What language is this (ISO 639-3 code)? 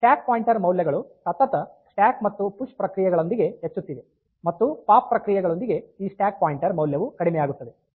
kan